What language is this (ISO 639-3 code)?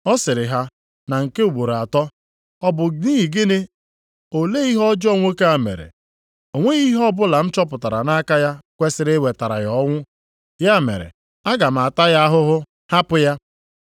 ibo